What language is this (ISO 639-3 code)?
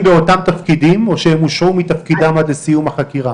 heb